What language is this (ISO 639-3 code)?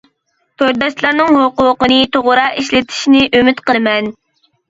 uig